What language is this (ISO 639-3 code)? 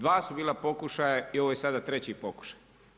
hrv